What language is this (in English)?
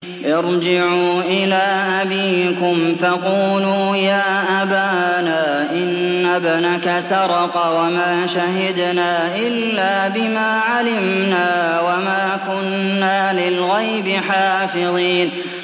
Arabic